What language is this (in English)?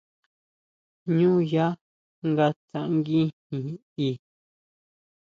Huautla Mazatec